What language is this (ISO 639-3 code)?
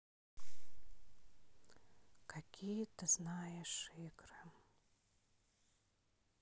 rus